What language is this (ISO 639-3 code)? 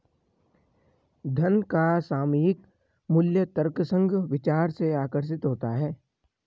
hin